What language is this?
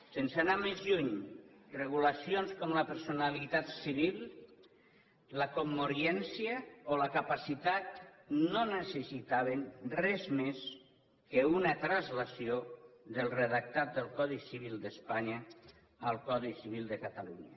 Catalan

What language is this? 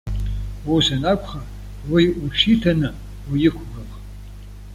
Abkhazian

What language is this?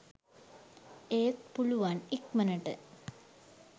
Sinhala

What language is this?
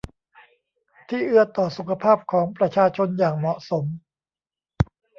Thai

